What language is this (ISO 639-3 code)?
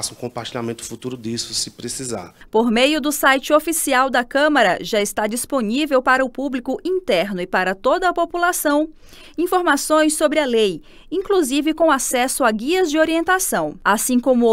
por